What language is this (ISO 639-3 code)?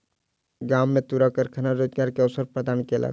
mai